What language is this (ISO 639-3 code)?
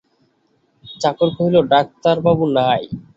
ben